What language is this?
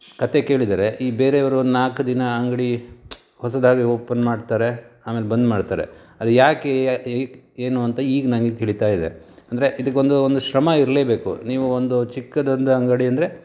Kannada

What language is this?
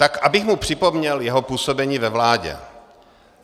Czech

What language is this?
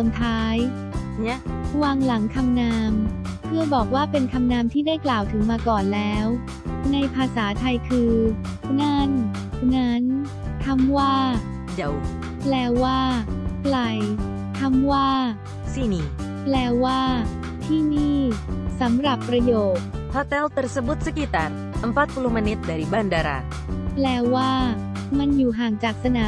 Thai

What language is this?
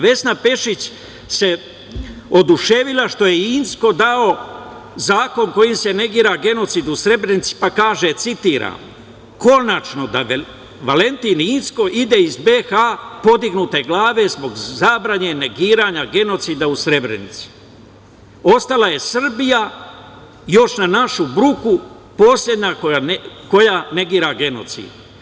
Serbian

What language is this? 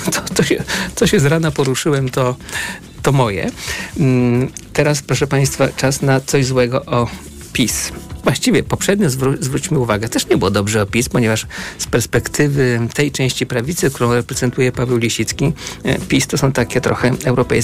Polish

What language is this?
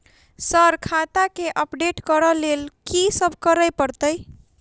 Maithili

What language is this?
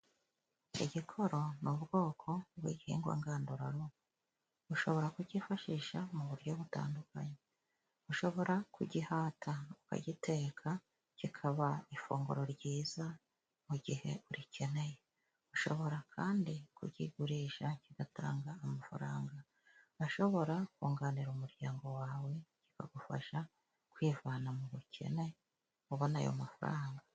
Kinyarwanda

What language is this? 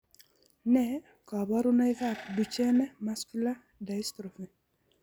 Kalenjin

